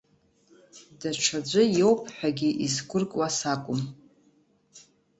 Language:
Abkhazian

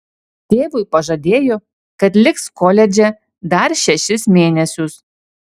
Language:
Lithuanian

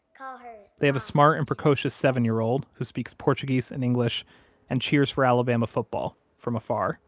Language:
English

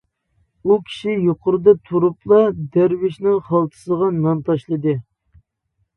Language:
Uyghur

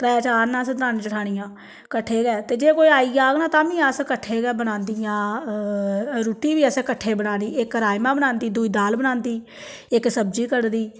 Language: Dogri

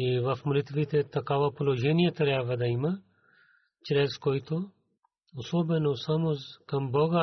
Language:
Bulgarian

